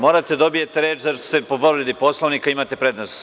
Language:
Serbian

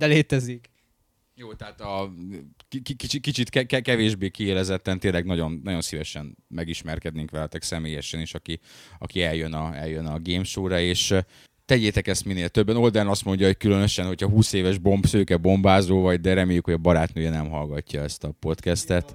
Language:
Hungarian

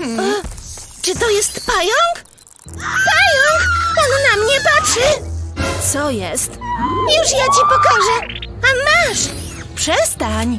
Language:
Polish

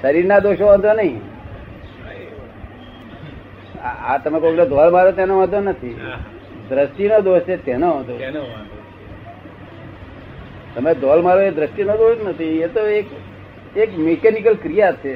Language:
Gujarati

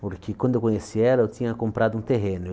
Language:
Portuguese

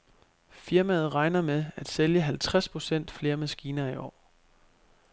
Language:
Danish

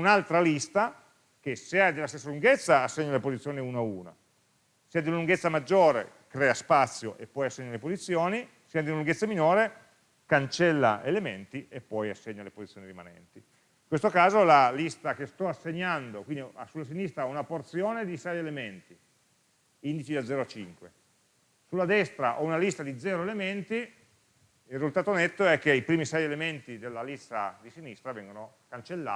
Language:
Italian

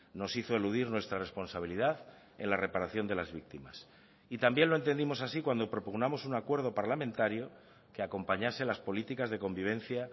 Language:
Spanish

